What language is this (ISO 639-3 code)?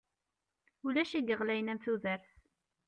kab